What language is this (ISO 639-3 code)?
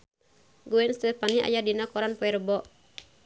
sun